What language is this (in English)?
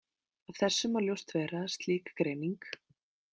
Icelandic